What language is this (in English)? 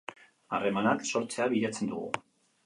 Basque